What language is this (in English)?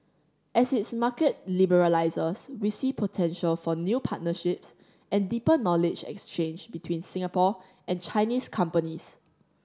English